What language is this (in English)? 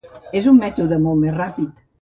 Catalan